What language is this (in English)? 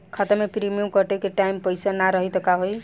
Bhojpuri